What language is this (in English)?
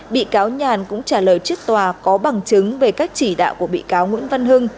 Vietnamese